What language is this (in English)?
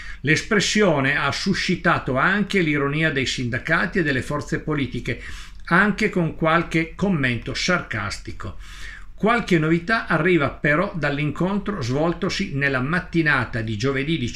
Italian